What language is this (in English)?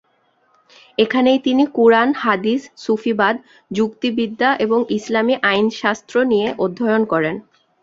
Bangla